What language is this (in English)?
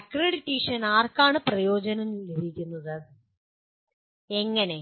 Malayalam